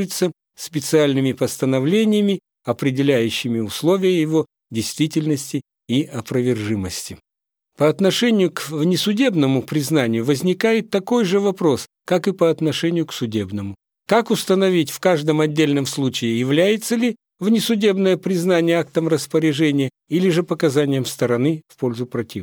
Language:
Russian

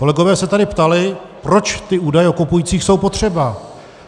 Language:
Czech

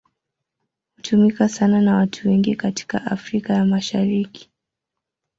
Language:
Swahili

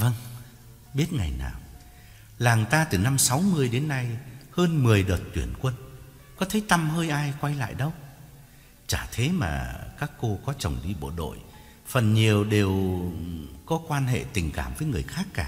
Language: Vietnamese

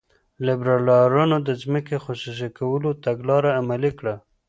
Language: Pashto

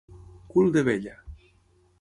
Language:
Catalan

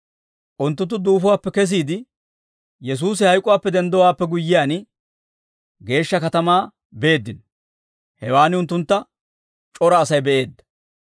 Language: Dawro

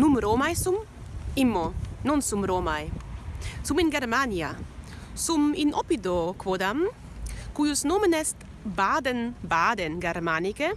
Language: Latin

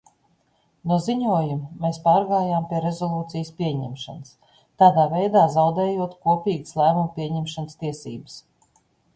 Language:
Latvian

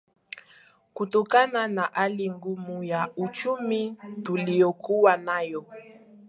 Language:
Swahili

